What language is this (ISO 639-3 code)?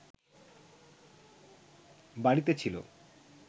ben